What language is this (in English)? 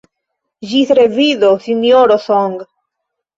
Esperanto